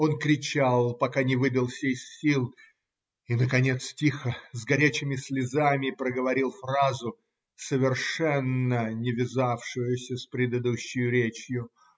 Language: Russian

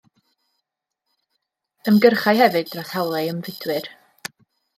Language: Welsh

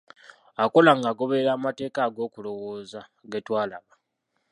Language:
Ganda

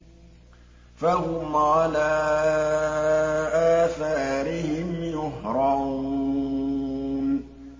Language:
Arabic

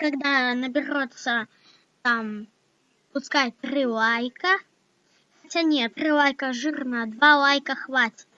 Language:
Russian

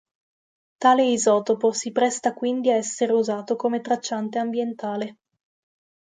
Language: Italian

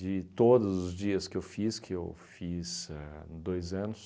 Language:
Portuguese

